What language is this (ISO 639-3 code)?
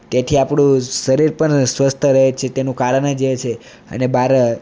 guj